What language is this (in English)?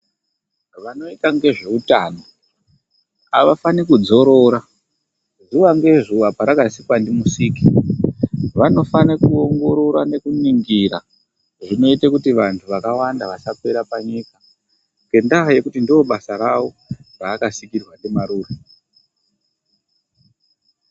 Ndau